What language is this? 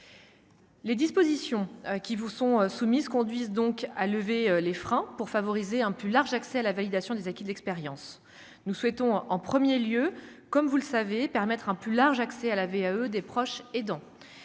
French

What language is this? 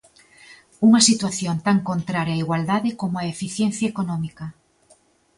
Galician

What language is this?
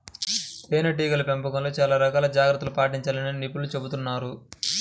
Telugu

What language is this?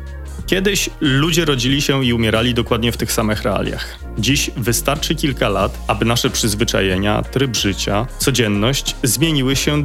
Polish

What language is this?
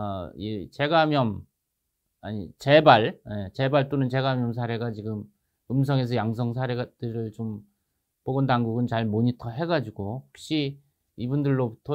Korean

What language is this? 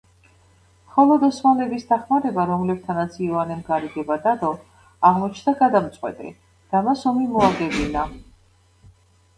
Georgian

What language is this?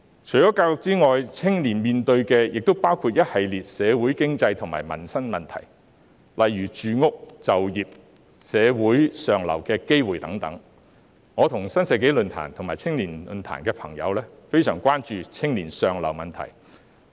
Cantonese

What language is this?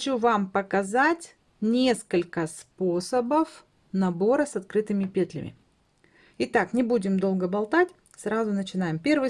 Russian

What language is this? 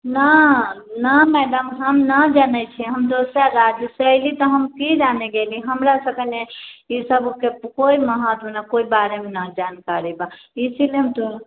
Maithili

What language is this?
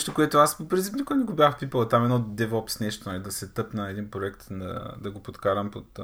Bulgarian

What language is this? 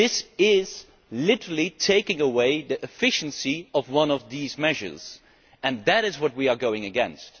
English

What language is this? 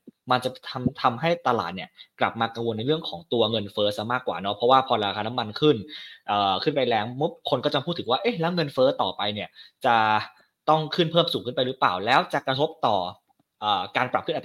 Thai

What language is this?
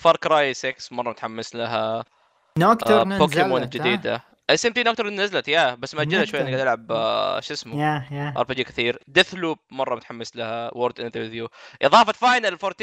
Arabic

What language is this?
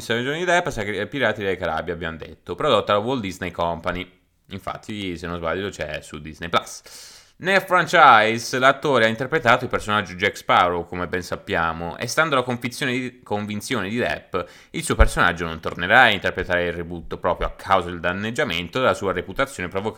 Italian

